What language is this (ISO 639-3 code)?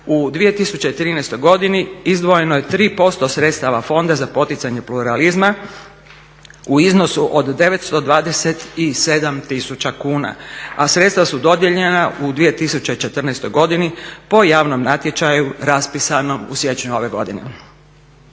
hrv